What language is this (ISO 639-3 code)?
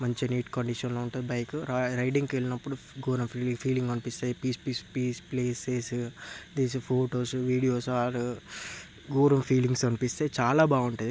tel